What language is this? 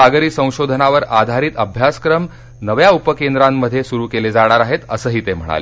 Marathi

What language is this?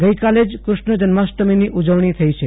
Gujarati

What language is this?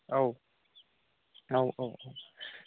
Bodo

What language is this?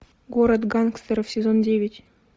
Russian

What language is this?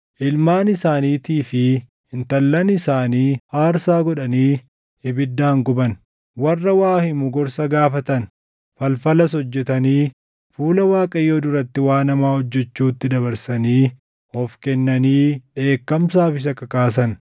Oromo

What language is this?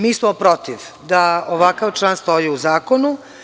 Serbian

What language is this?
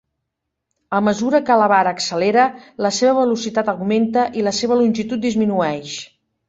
Catalan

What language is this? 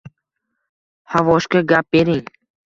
Uzbek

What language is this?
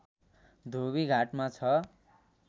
Nepali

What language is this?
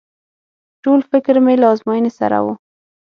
Pashto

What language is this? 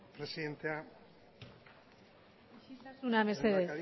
Basque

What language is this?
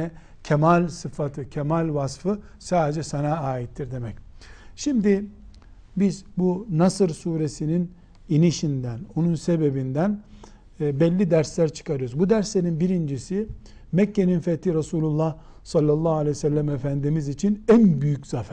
Turkish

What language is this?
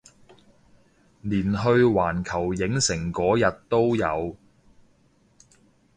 Cantonese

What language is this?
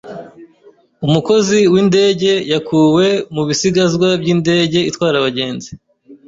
Kinyarwanda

